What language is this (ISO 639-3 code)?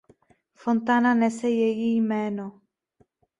ces